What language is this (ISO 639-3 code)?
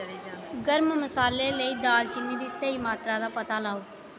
doi